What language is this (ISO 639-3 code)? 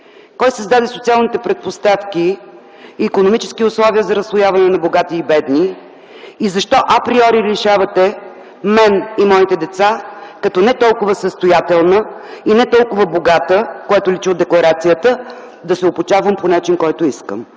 bul